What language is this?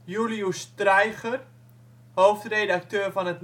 Dutch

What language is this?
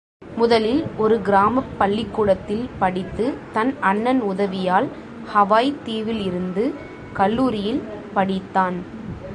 Tamil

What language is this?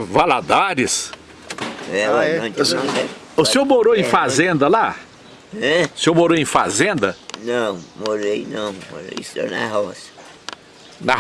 Portuguese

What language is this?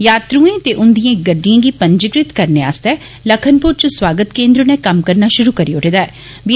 Dogri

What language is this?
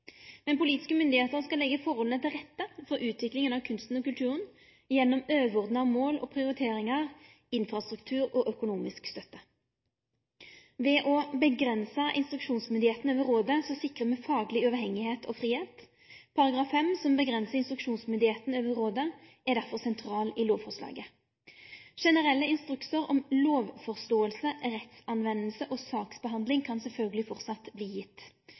Norwegian Nynorsk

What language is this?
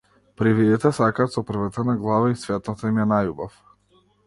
Macedonian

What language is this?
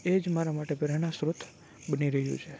Gujarati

